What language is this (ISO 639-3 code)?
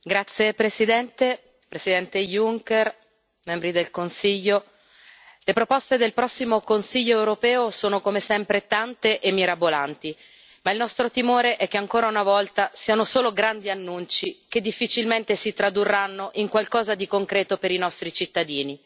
ita